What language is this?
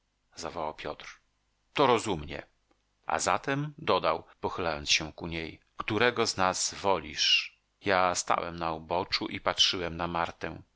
Polish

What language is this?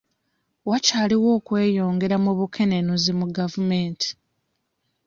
Ganda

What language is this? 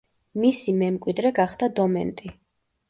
Georgian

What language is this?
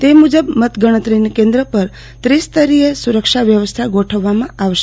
Gujarati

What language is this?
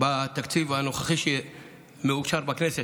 Hebrew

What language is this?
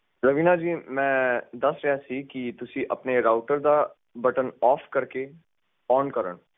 Punjabi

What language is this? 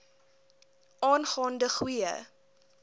Afrikaans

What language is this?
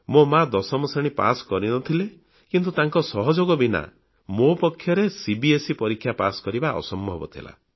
Odia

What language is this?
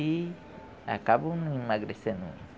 Portuguese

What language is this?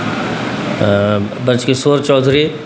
Maithili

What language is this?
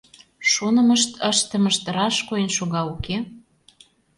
Mari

